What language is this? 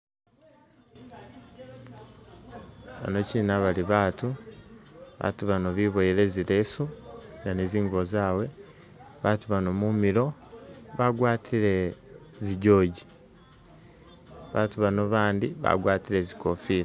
Masaaba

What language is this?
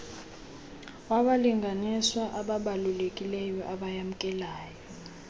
Xhosa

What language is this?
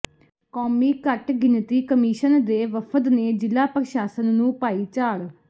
Punjabi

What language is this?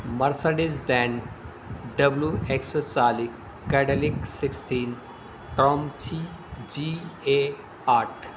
Urdu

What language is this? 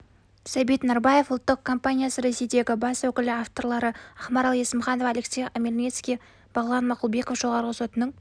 Kazakh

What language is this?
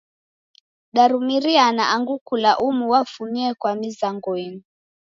Taita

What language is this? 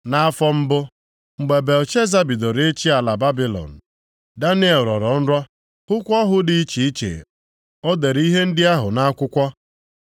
Igbo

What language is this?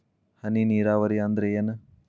Kannada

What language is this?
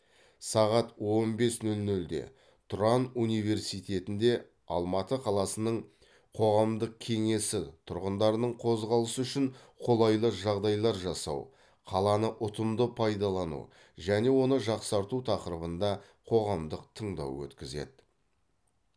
Kazakh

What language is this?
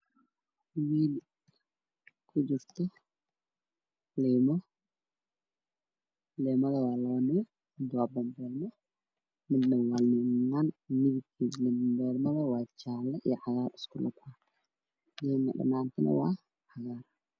Somali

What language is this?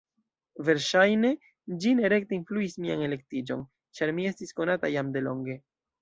Esperanto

